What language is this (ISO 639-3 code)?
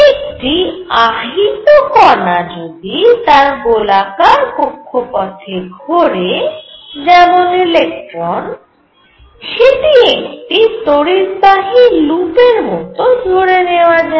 ben